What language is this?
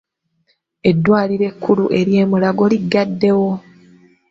Ganda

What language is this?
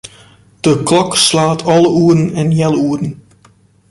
Western Frisian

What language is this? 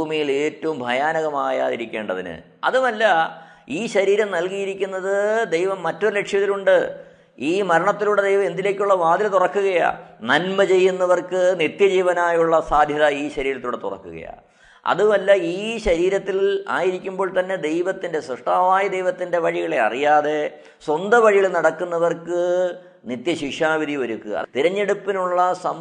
Malayalam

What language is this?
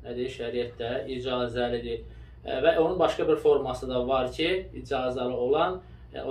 Turkish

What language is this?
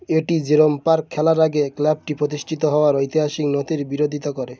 Bangla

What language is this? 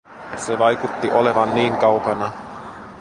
Finnish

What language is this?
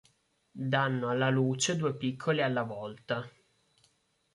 Italian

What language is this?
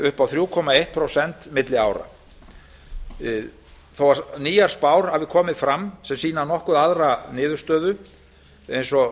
Icelandic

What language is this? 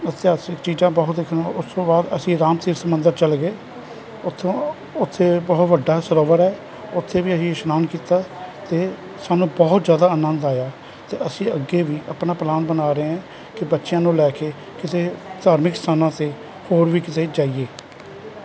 Punjabi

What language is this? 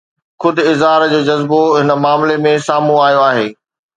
Sindhi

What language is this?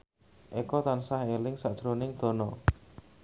Javanese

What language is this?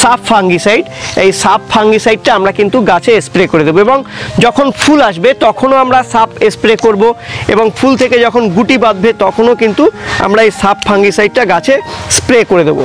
Hindi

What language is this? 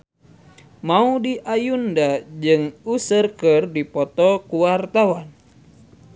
Sundanese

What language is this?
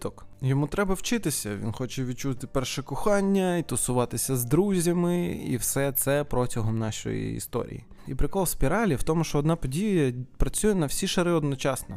Ukrainian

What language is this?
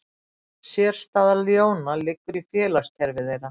Icelandic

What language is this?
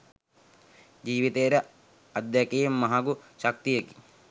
Sinhala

